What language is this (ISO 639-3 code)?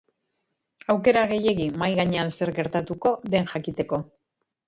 eus